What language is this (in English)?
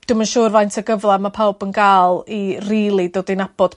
Welsh